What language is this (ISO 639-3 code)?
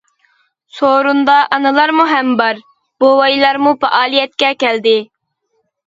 uig